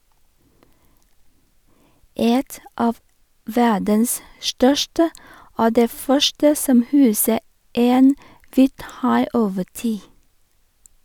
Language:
Norwegian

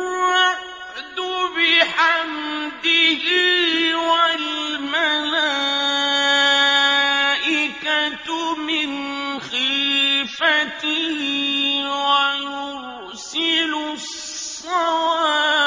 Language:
Arabic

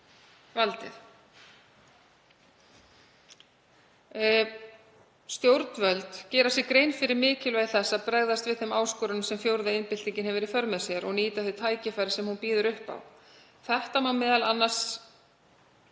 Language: Icelandic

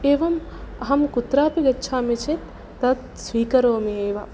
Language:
Sanskrit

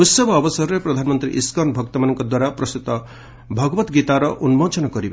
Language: Odia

